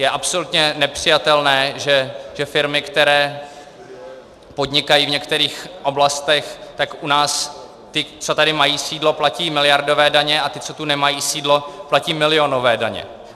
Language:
Czech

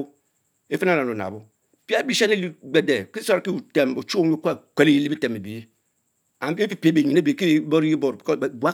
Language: Mbe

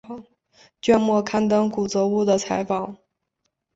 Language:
Chinese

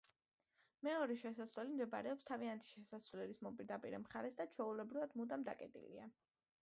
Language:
Georgian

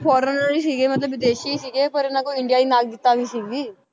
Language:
Punjabi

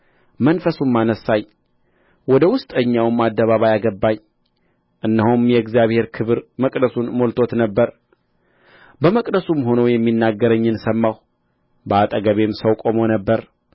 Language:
Amharic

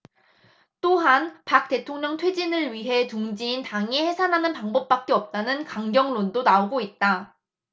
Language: Korean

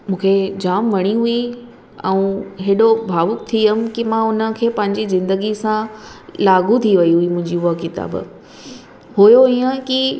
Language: Sindhi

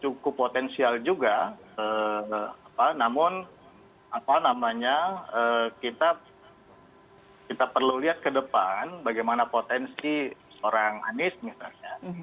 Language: Indonesian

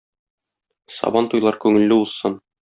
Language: Tatar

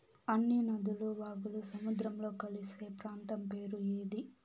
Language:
Telugu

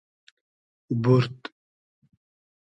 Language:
Hazaragi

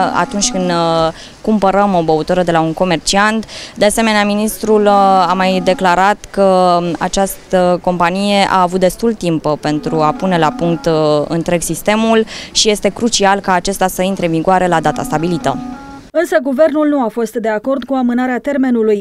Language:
Romanian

